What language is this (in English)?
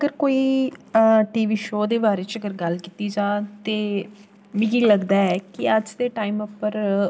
Dogri